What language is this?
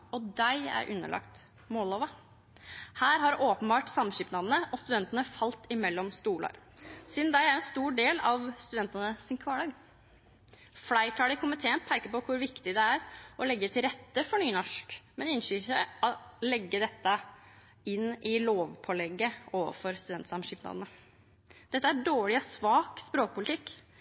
Norwegian Nynorsk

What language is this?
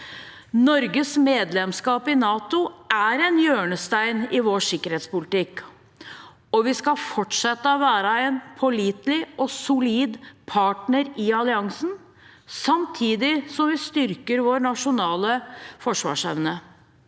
Norwegian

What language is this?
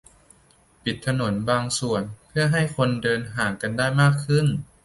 Thai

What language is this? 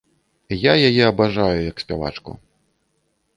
Belarusian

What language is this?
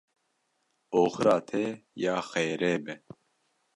Kurdish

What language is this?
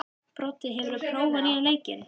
Icelandic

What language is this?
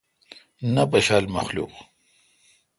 Kalkoti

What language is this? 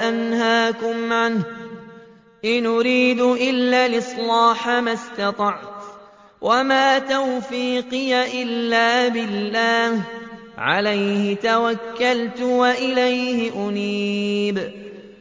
Arabic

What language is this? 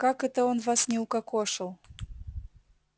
Russian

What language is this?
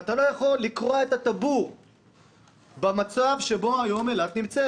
Hebrew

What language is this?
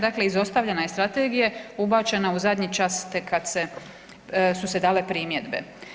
Croatian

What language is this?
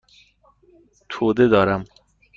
Persian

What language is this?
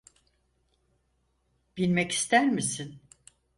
Turkish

